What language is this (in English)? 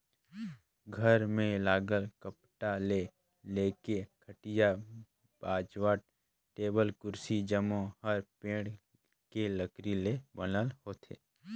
Chhattisgarhi